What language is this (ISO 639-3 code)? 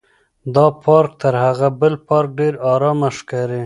pus